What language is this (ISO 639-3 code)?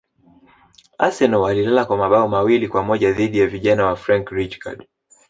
swa